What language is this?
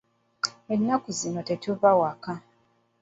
Ganda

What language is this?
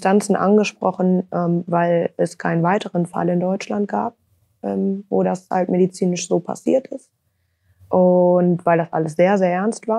German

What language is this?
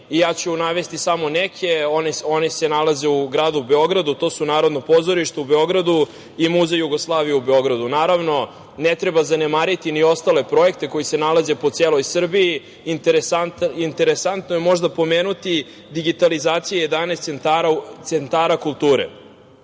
Serbian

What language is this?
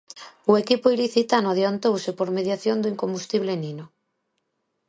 Galician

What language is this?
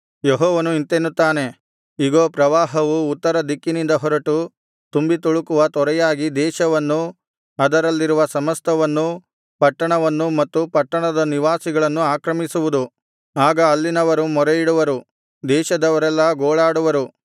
Kannada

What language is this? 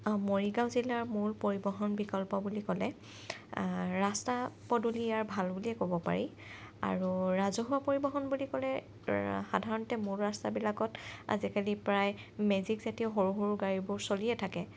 Assamese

